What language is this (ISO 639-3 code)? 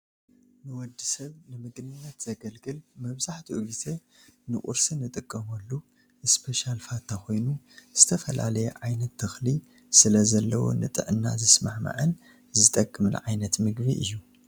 tir